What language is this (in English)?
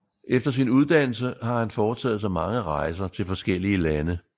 Danish